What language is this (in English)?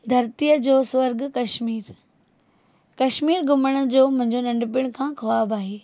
Sindhi